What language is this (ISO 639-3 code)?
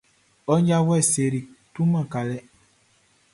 bci